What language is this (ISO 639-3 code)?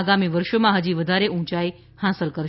guj